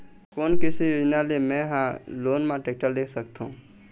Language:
Chhattisgarhi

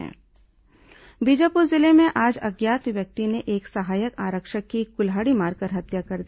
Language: Hindi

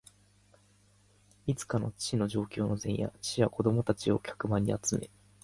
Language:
Japanese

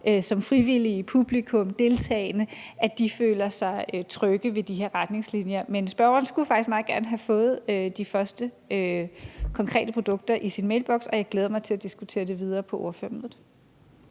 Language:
Danish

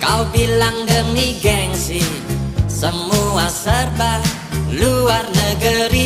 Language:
Indonesian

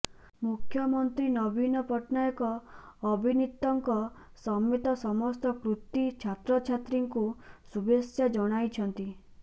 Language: Odia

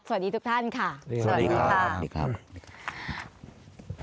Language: Thai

